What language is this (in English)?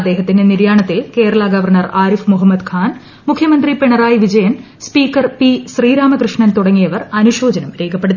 Malayalam